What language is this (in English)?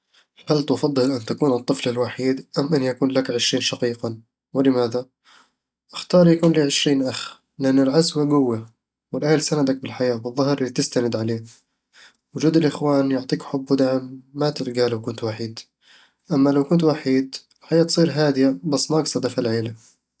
Eastern Egyptian Bedawi Arabic